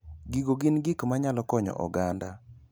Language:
Luo (Kenya and Tanzania)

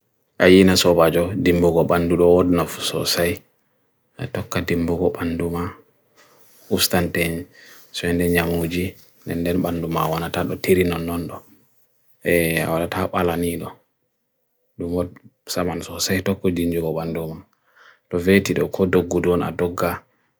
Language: Bagirmi Fulfulde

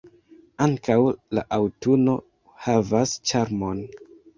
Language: Esperanto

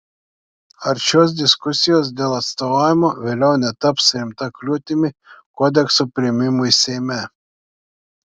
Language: Lithuanian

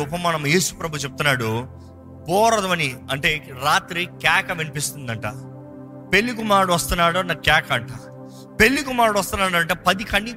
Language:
Telugu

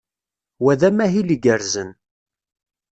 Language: Kabyle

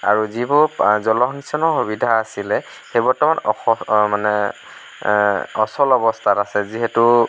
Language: Assamese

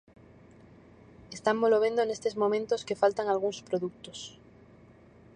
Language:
Galician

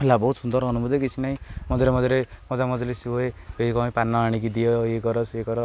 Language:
Odia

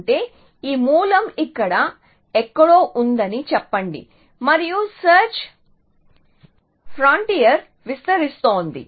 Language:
Telugu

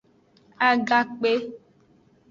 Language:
Aja (Benin)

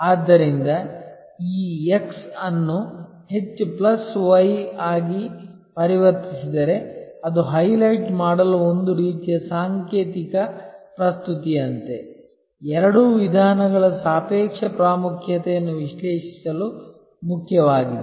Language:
Kannada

